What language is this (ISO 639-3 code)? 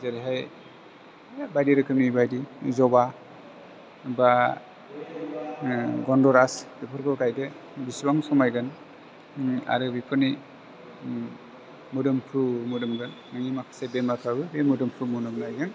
brx